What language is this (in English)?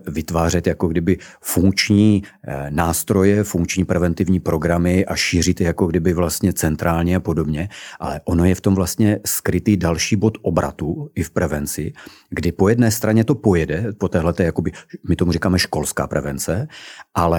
Czech